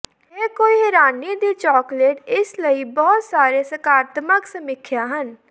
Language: Punjabi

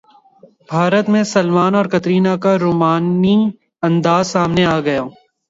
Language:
Urdu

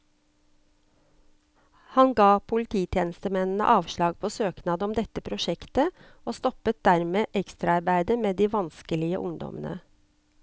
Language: Norwegian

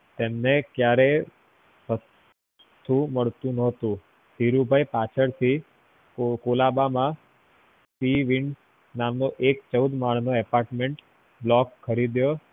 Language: Gujarati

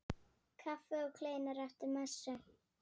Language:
Icelandic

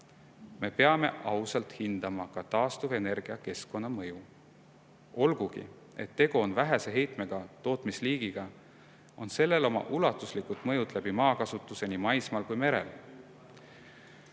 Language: Estonian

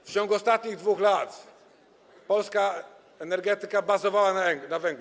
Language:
Polish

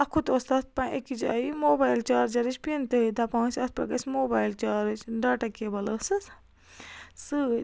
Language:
Kashmiri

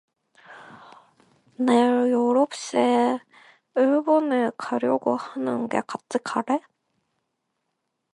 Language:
Korean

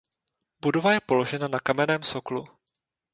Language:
Czech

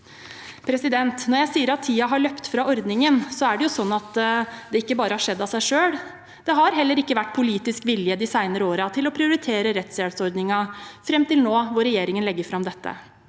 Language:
Norwegian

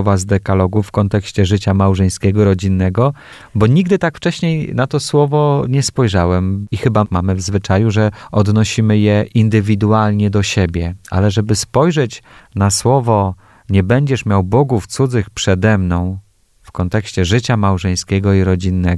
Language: Polish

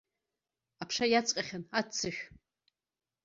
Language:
Abkhazian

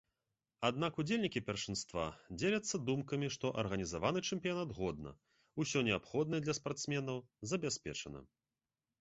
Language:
Belarusian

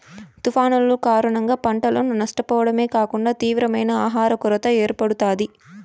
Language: Telugu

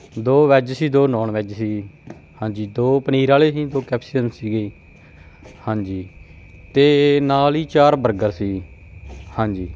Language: Punjabi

